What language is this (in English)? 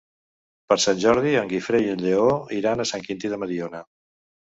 Catalan